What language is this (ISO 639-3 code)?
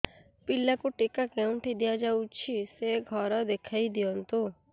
ori